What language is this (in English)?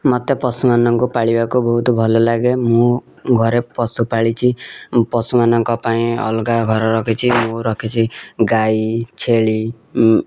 Odia